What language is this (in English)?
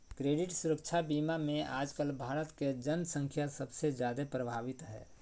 Magahi